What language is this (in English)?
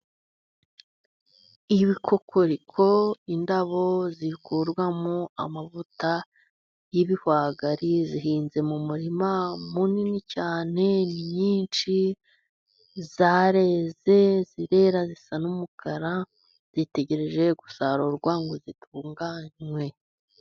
Kinyarwanda